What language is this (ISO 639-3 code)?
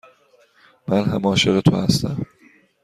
fas